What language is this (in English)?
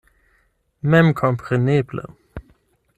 Esperanto